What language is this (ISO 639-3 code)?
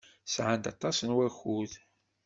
kab